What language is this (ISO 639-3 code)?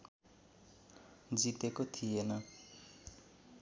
nep